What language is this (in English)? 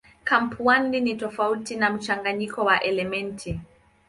Swahili